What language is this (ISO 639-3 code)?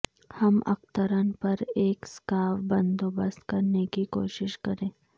urd